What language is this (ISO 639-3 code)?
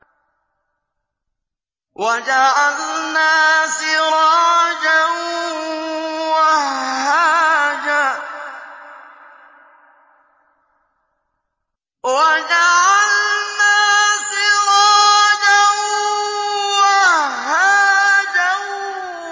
ara